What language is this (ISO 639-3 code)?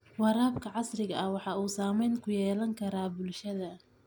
som